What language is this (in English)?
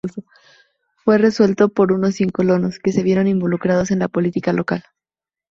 Spanish